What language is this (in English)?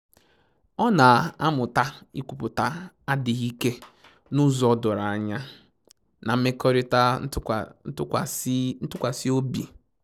Igbo